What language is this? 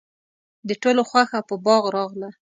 Pashto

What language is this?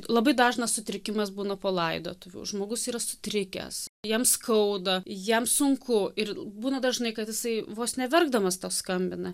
Lithuanian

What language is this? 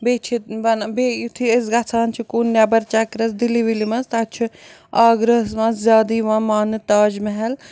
Kashmiri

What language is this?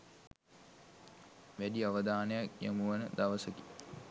Sinhala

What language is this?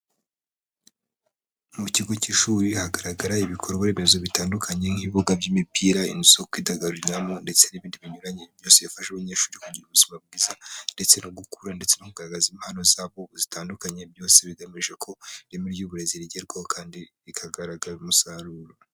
Kinyarwanda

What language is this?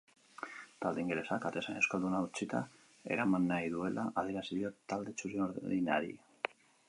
Basque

